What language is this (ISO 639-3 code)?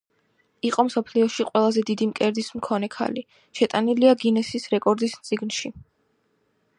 kat